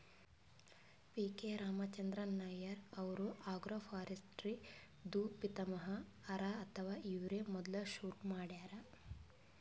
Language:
Kannada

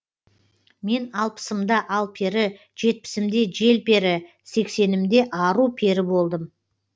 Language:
Kazakh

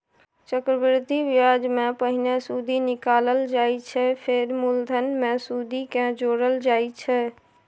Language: Maithili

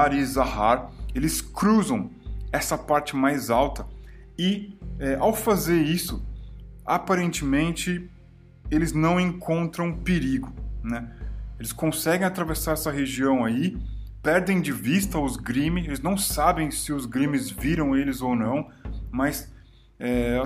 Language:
Portuguese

